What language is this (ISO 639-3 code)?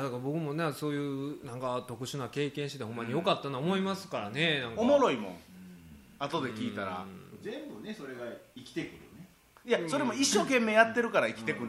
jpn